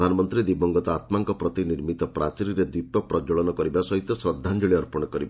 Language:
Odia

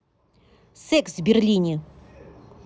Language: Russian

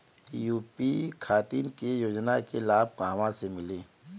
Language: Bhojpuri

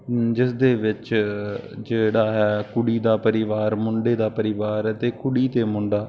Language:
Punjabi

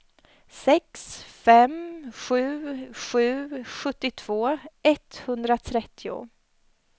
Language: Swedish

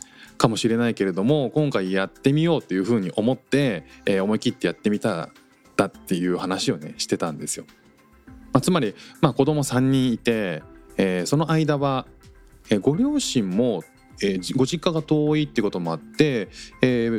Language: Japanese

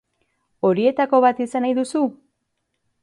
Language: Basque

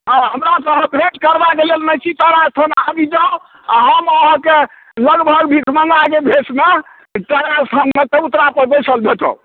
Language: Maithili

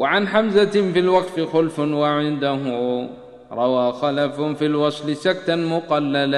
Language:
Arabic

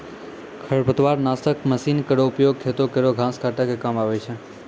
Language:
Maithili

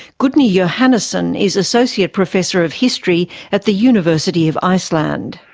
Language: English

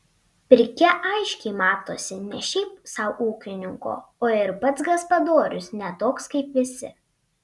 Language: Lithuanian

